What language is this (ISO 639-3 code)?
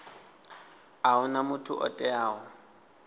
ven